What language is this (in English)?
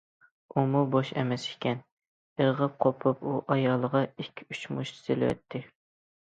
Uyghur